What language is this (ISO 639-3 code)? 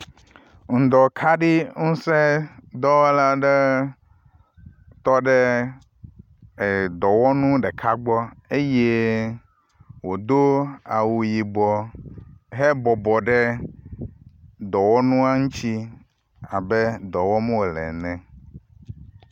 ewe